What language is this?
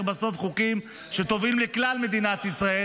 Hebrew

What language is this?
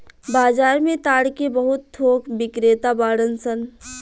Bhojpuri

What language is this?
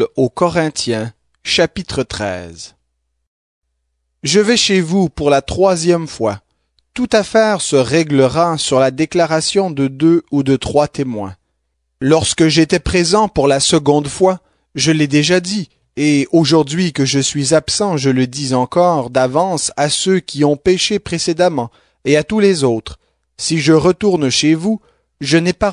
French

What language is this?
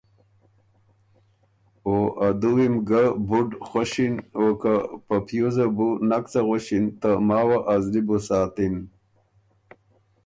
Ormuri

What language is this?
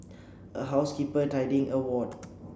English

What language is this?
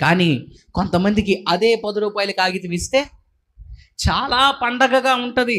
Telugu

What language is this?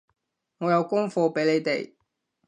Cantonese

